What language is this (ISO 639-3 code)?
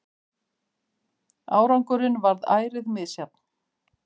isl